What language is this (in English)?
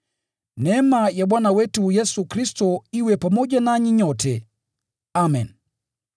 Swahili